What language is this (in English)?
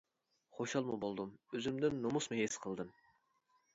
Uyghur